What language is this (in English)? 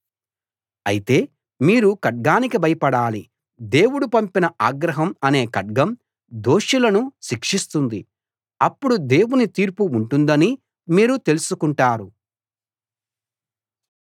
Telugu